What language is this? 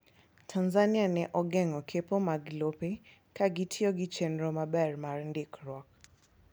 Luo (Kenya and Tanzania)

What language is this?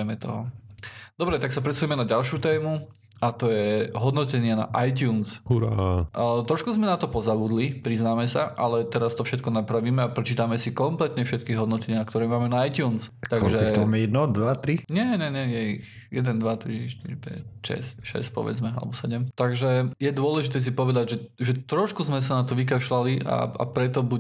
Slovak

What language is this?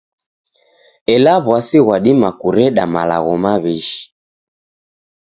Taita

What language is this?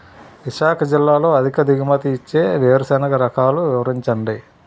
Telugu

